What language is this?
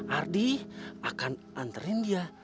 Indonesian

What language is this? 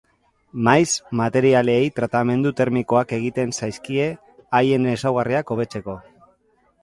Basque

